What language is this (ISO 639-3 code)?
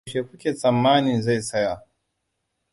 hau